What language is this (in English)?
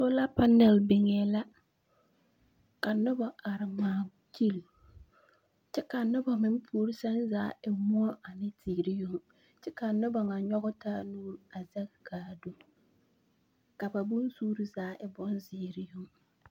Southern Dagaare